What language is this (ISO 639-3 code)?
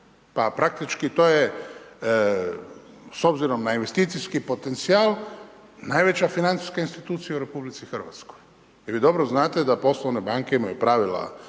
hrv